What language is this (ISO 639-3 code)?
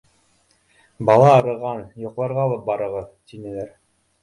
bak